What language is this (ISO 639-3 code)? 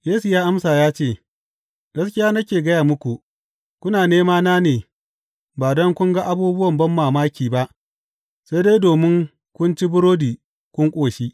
hau